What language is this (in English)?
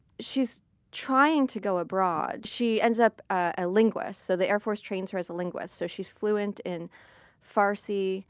English